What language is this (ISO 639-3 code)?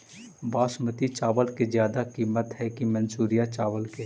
mag